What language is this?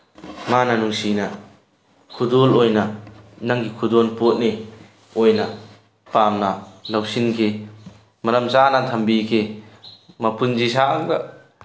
Manipuri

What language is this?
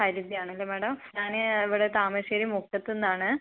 Malayalam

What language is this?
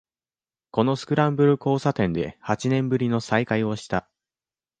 Japanese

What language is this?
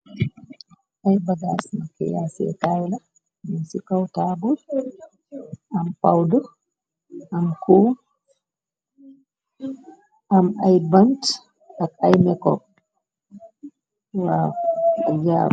Wolof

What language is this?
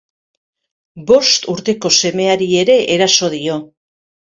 Basque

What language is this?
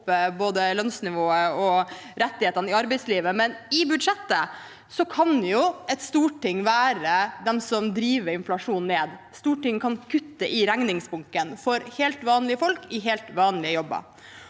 Norwegian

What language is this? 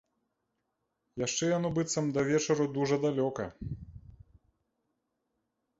Belarusian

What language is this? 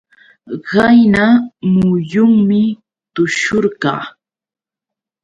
Yauyos Quechua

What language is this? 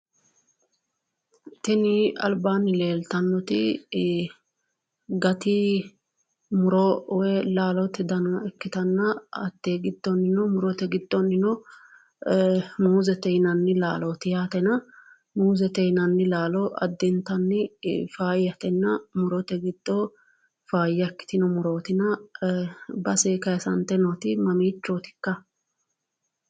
Sidamo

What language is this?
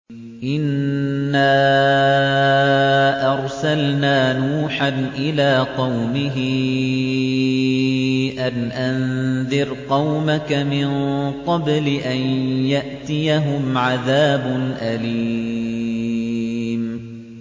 Arabic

